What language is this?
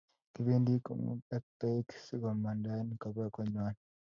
Kalenjin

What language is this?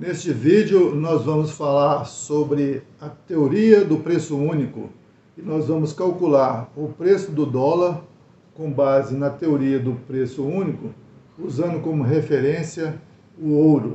Portuguese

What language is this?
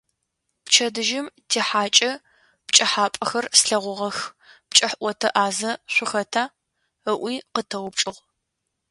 Adyghe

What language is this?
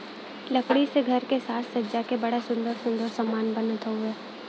Bhojpuri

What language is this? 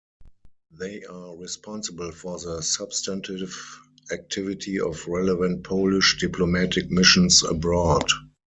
English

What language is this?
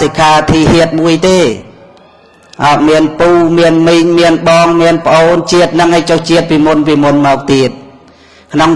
English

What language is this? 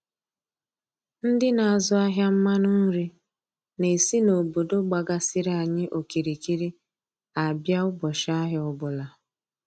Igbo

